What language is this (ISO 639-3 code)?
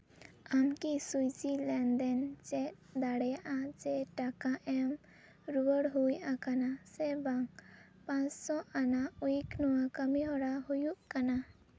sat